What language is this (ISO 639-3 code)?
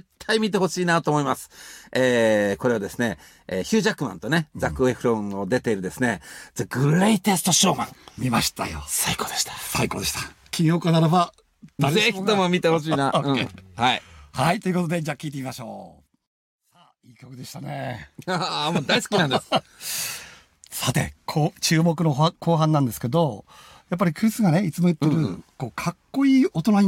jpn